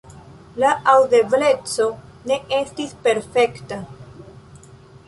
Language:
Esperanto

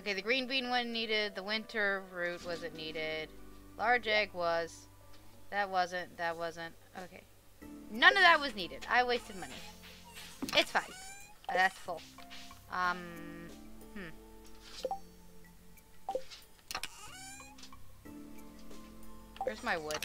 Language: English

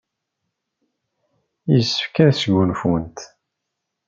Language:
Kabyle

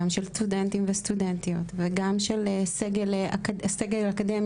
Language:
Hebrew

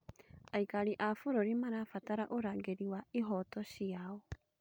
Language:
Kikuyu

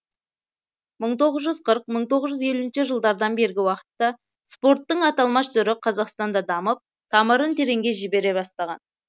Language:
Kazakh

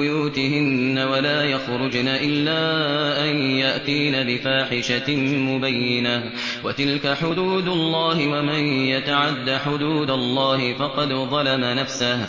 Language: Arabic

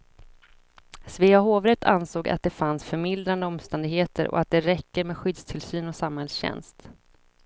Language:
Swedish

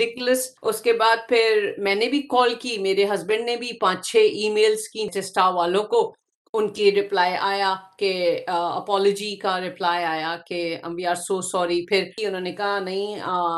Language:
Urdu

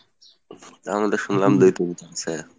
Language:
Bangla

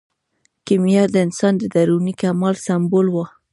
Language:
Pashto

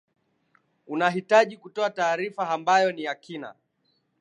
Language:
Swahili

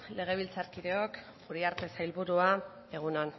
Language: Basque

